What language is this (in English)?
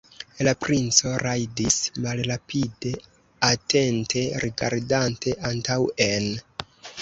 Esperanto